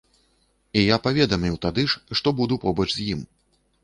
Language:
Belarusian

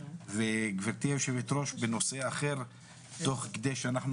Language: Hebrew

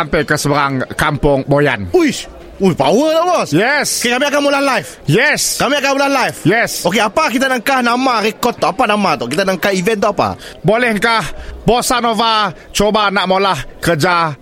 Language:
Malay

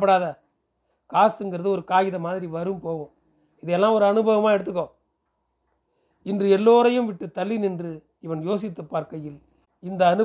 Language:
Tamil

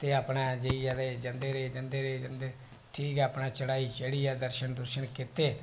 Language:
Dogri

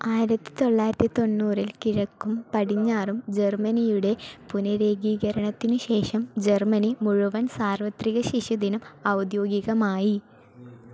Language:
Malayalam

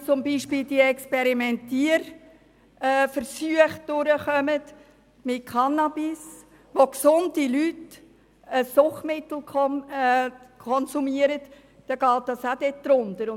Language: Swiss German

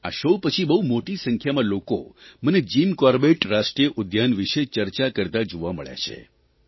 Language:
Gujarati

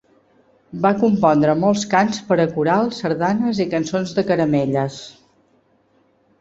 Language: Catalan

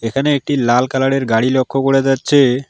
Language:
Bangla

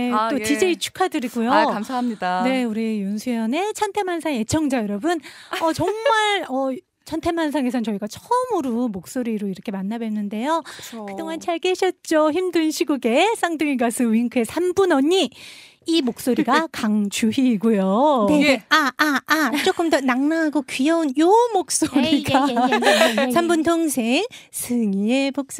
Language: Korean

